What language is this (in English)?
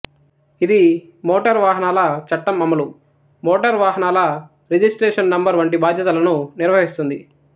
Telugu